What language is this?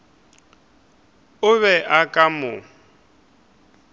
Northern Sotho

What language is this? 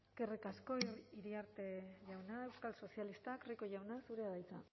Basque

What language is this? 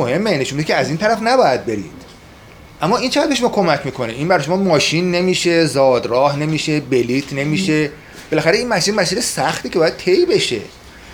Persian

